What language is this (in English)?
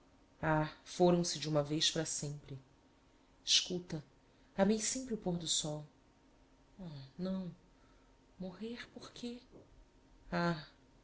Portuguese